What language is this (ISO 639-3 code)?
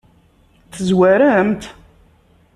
kab